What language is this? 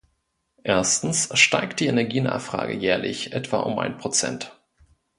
German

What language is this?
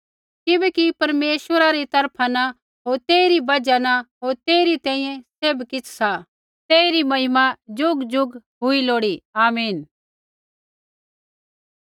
Kullu Pahari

